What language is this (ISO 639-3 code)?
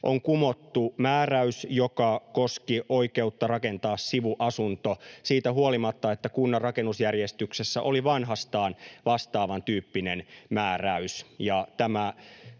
fin